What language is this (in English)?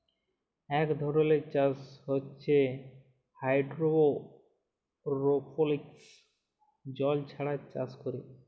Bangla